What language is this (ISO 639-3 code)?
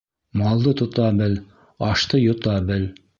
bak